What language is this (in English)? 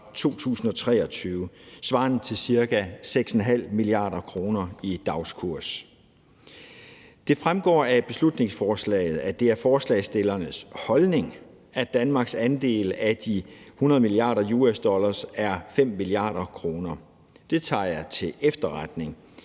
Danish